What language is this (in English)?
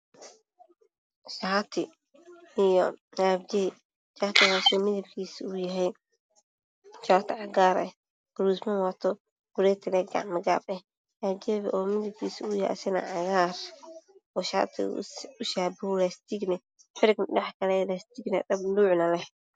Somali